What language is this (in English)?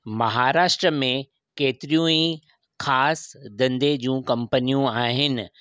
Sindhi